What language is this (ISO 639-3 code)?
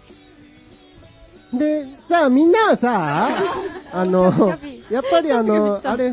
jpn